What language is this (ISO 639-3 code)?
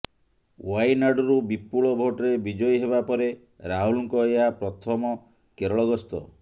ori